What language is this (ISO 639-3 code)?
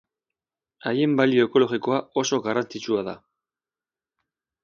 eus